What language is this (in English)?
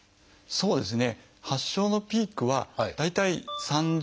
Japanese